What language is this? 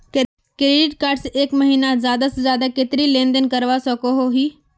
Magahi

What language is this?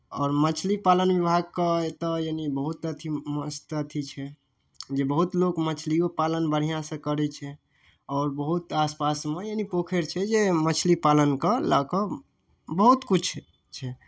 Maithili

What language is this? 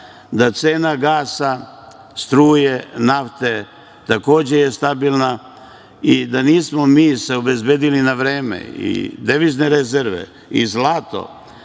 Serbian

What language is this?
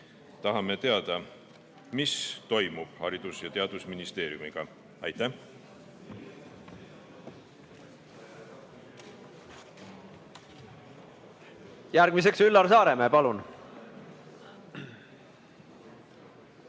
Estonian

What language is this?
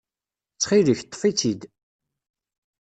Kabyle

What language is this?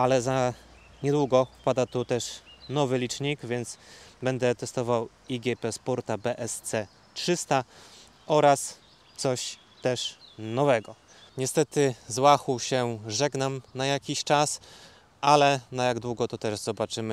Polish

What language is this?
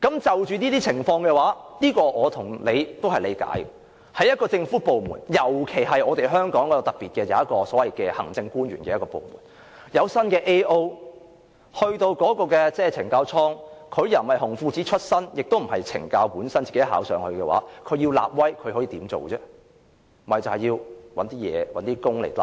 Cantonese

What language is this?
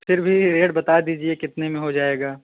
Hindi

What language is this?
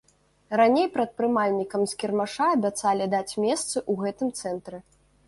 Belarusian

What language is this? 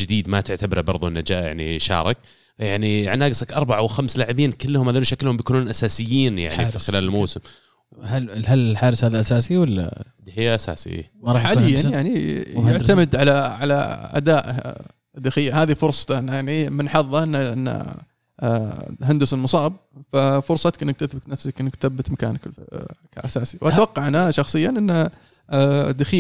Arabic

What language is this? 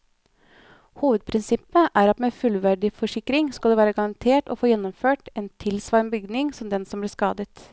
Norwegian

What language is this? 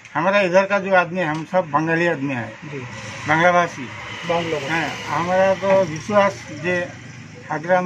Hindi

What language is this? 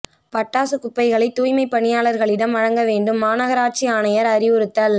Tamil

